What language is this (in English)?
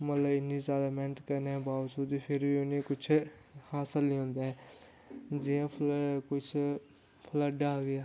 Dogri